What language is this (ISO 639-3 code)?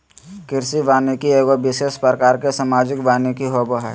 mag